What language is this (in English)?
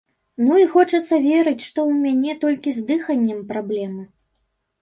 Belarusian